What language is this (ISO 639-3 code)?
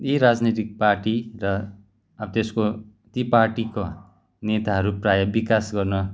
nep